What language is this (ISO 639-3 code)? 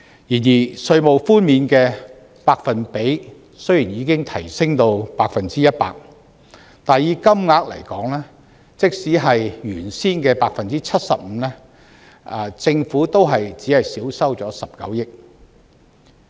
yue